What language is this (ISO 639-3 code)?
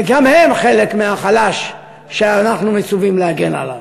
heb